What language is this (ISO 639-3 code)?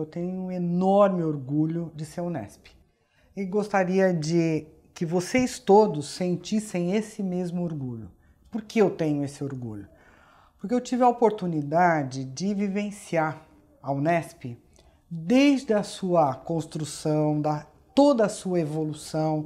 por